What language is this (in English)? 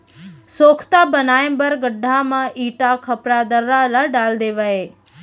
Chhattisgarhi